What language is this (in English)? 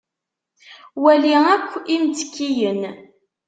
Kabyle